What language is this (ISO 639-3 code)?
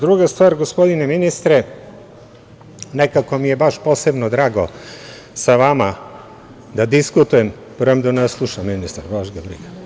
srp